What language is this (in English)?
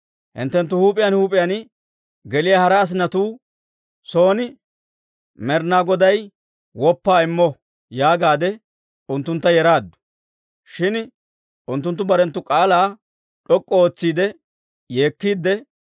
Dawro